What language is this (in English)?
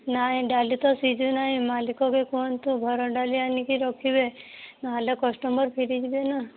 Odia